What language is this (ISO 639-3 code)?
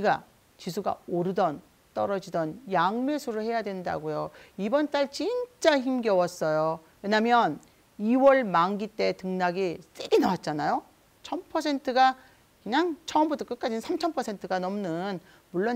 kor